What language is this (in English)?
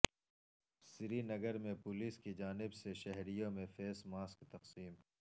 Urdu